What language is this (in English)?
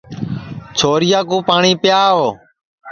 Sansi